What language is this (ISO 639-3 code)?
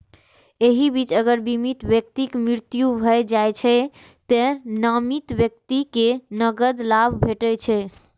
mai